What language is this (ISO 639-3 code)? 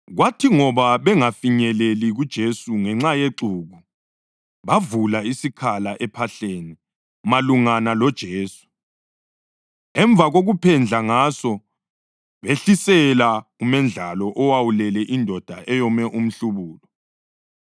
nde